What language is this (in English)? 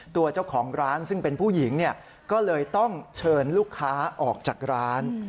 Thai